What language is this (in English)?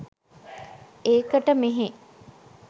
Sinhala